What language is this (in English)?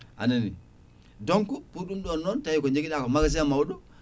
Fula